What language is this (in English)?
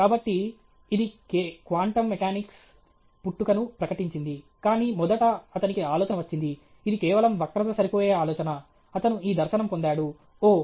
Telugu